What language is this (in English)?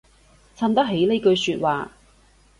Cantonese